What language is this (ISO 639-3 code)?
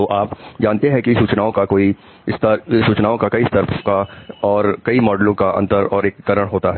hin